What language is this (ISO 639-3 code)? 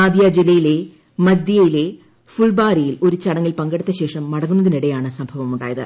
mal